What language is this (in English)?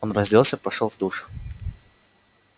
Russian